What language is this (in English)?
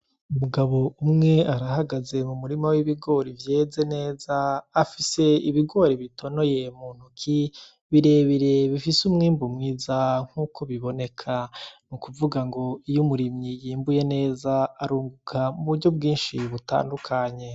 Rundi